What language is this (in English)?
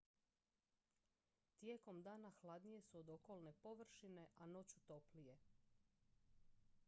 Croatian